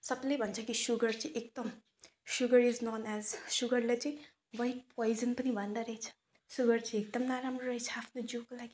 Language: Nepali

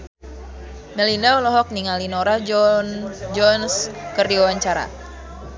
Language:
Sundanese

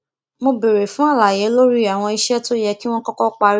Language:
Yoruba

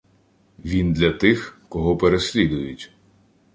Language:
Ukrainian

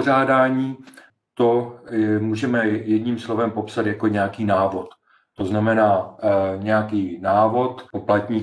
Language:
Czech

